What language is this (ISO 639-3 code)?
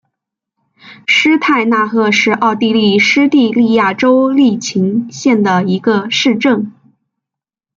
zho